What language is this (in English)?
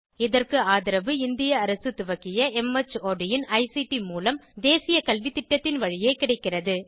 Tamil